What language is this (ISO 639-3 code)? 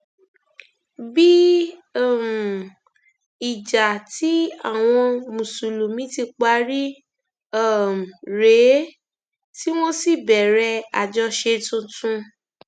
yor